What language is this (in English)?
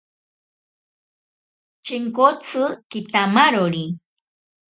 Ashéninka Perené